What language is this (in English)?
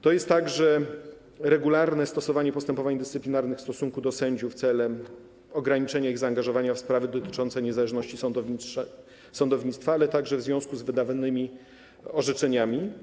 Polish